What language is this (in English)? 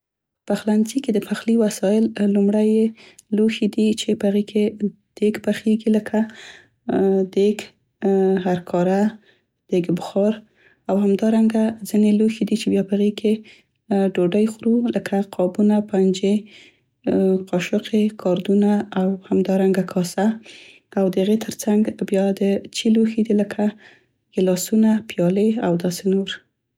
Central Pashto